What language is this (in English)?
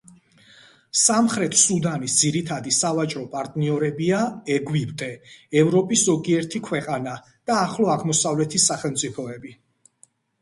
Georgian